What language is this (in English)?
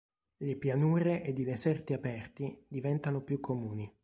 Italian